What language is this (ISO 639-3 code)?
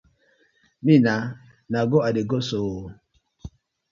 pcm